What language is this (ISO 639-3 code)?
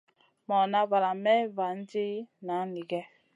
mcn